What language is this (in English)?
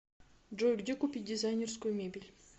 Russian